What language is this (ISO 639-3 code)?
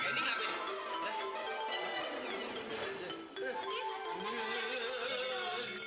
ind